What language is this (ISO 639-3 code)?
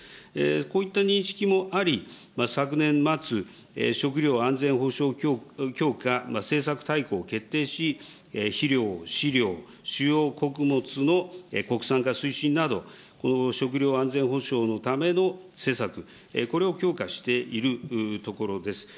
jpn